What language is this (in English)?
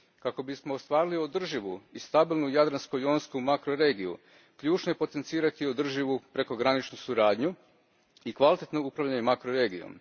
Croatian